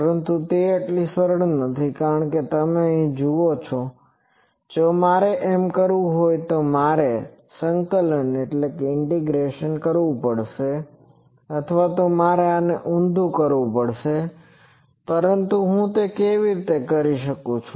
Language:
Gujarati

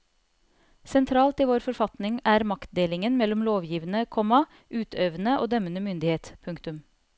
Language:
Norwegian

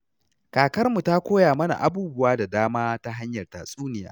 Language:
Hausa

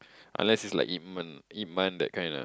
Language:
English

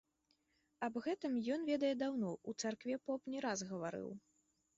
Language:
Belarusian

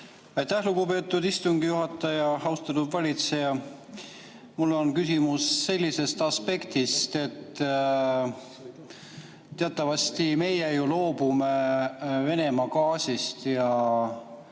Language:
Estonian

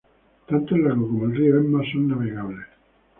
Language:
Spanish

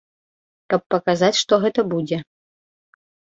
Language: Belarusian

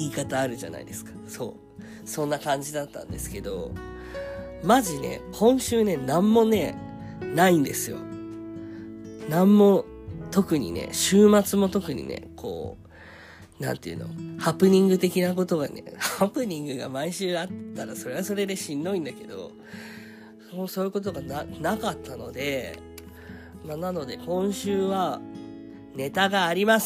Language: Japanese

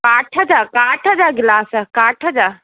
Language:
Sindhi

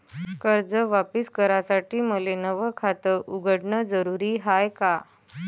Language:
Marathi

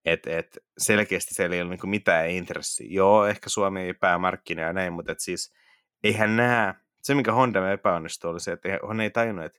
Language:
Finnish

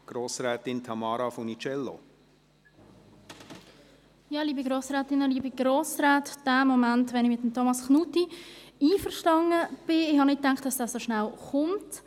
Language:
Swiss German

